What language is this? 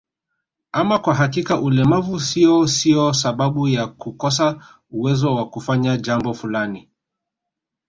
Swahili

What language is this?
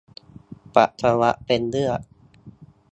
Thai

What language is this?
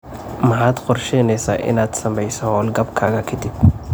Somali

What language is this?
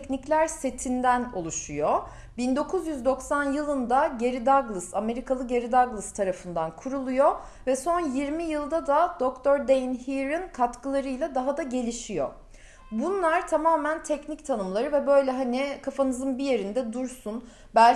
Turkish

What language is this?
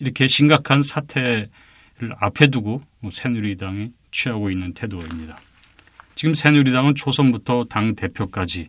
Korean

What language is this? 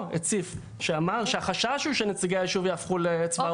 Hebrew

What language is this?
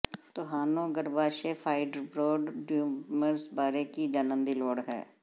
Punjabi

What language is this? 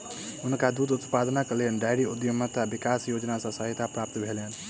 Maithili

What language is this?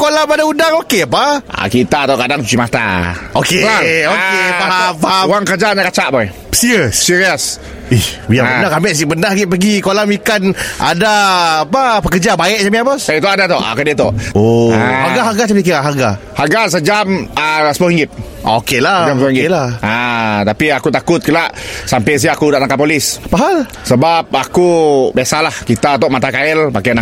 Malay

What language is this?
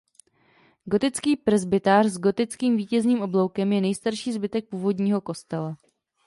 Czech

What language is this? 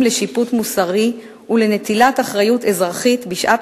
Hebrew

